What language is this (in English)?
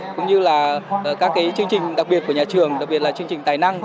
Vietnamese